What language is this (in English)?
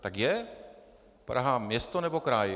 Czech